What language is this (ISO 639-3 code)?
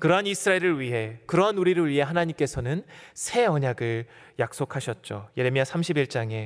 kor